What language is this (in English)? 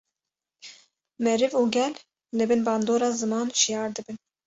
Kurdish